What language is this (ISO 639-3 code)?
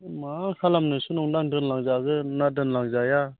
brx